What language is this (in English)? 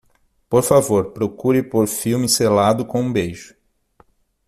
Portuguese